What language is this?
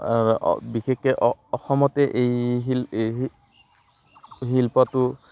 Assamese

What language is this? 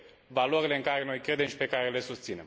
Romanian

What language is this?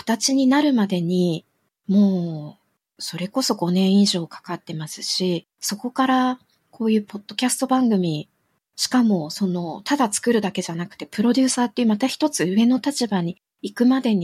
Japanese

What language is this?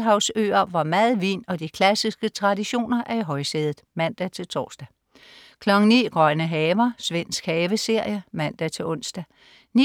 Danish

